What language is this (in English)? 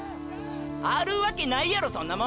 Japanese